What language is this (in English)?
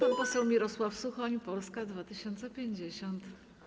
Polish